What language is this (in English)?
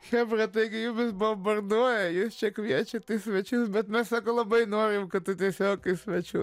Lithuanian